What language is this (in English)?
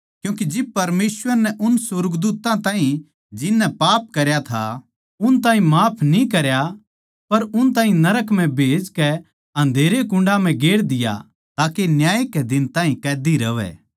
Haryanvi